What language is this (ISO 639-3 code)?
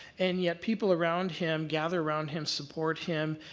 eng